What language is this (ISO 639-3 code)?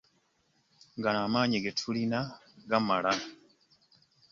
lug